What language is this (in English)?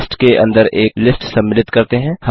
Hindi